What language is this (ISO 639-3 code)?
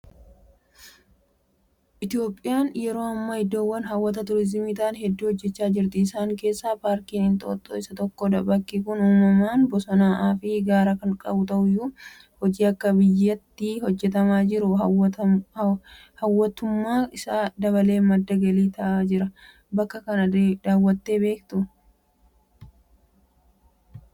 orm